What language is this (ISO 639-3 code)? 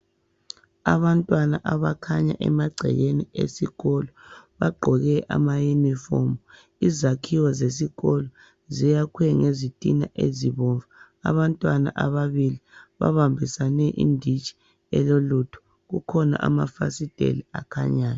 nde